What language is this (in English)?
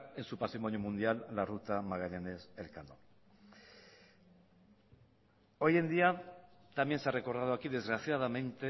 Spanish